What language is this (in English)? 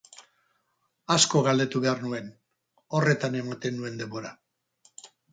Basque